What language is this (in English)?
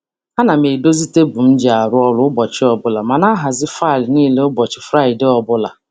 Igbo